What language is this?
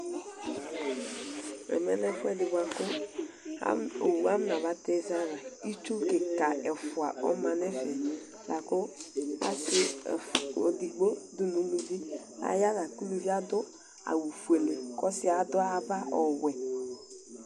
Ikposo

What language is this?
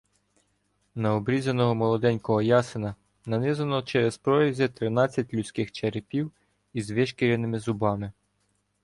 Ukrainian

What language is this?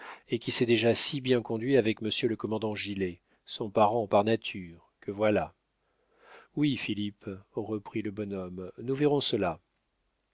French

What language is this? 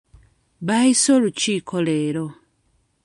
Ganda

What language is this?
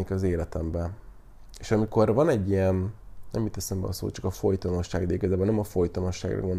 Hungarian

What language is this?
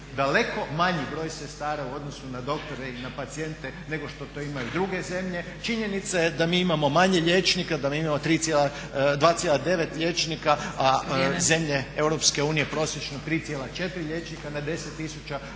Croatian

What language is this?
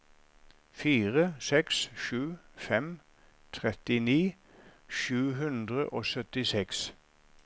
Norwegian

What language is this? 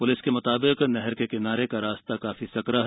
Hindi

